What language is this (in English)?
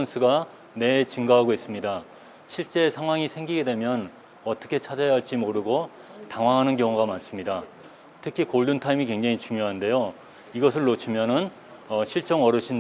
Korean